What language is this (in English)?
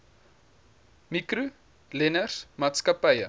Afrikaans